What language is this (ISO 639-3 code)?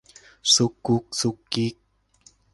tha